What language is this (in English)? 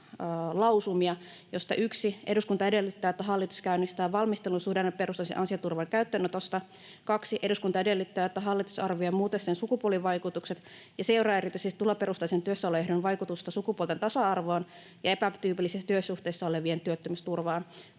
Finnish